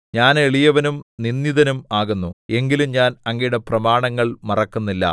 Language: Malayalam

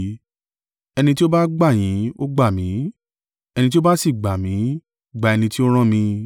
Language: Yoruba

